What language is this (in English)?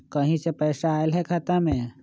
Magahi